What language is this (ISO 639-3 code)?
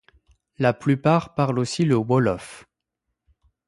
fra